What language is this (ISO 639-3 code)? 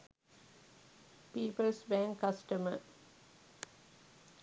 sin